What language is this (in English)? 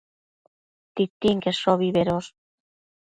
Matsés